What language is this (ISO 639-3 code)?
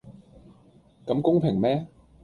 yue